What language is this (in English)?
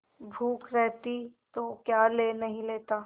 Hindi